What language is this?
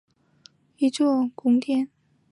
Chinese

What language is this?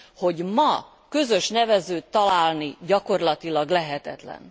Hungarian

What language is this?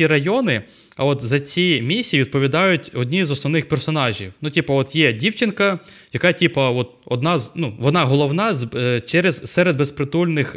Ukrainian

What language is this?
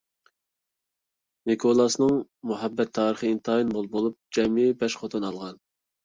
Uyghur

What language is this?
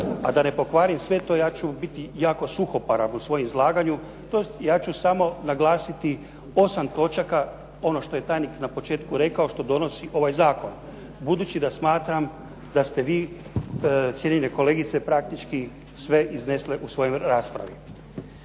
Croatian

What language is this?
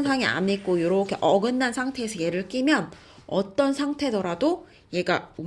Korean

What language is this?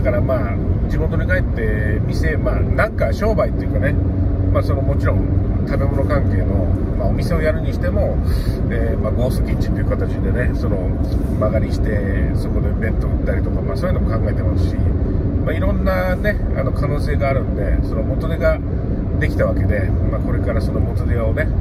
Japanese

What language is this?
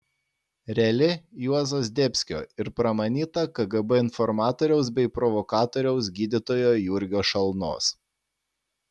Lithuanian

